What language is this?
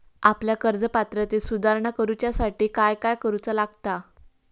Marathi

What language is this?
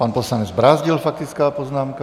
Czech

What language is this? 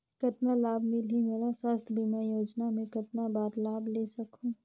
Chhattisgarhi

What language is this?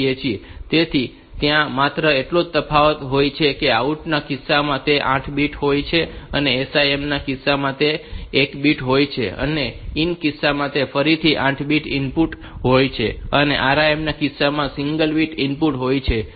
Gujarati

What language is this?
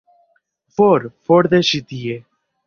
Esperanto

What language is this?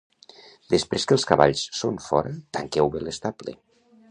Catalan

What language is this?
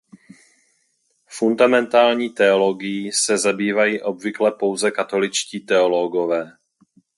Czech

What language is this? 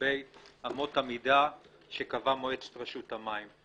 Hebrew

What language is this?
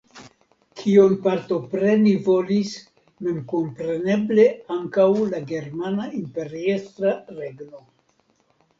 Esperanto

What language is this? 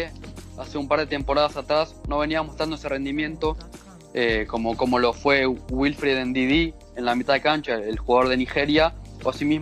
Spanish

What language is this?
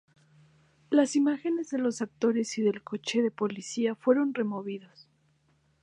Spanish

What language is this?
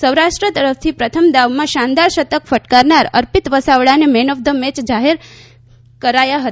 Gujarati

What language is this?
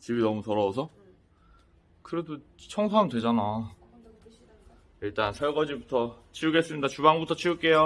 Korean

